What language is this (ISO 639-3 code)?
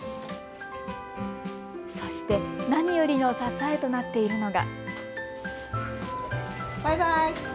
jpn